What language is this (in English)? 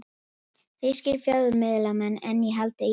Icelandic